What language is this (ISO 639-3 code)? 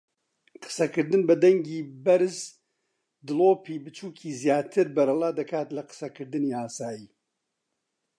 ckb